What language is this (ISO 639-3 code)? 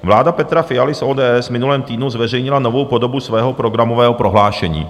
ces